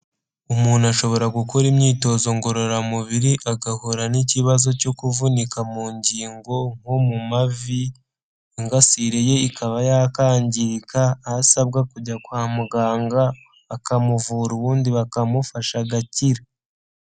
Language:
Kinyarwanda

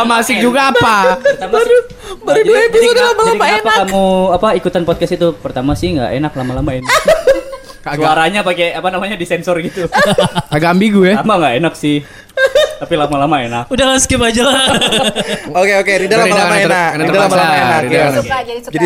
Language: Indonesian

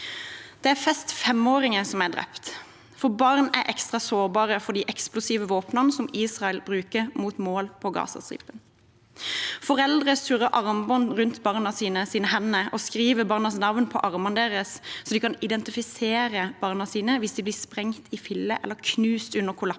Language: Norwegian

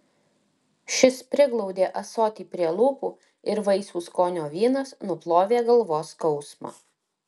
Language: Lithuanian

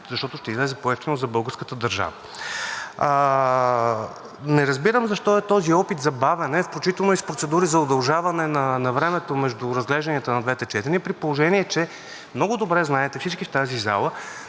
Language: Bulgarian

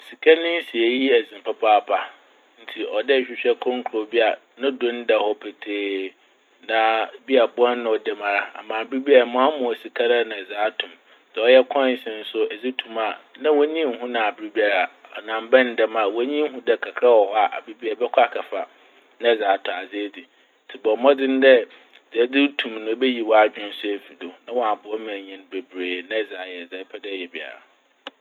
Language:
Akan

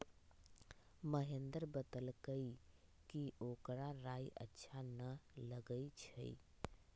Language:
Magahi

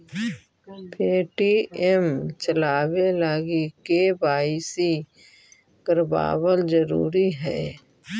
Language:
Magahi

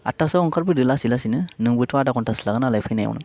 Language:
Bodo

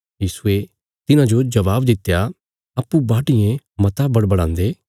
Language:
Bilaspuri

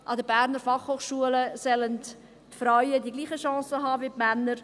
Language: Swiss German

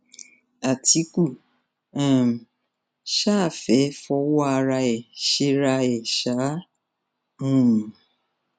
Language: Yoruba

